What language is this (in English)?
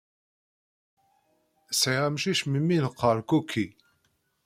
Kabyle